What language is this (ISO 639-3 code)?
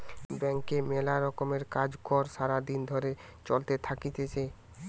ben